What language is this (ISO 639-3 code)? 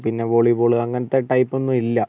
mal